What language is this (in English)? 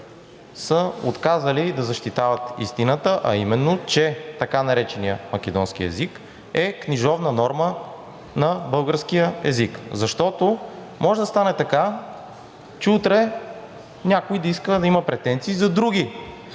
Bulgarian